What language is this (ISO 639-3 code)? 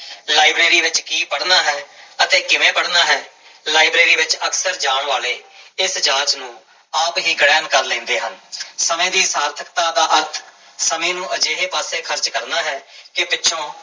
pan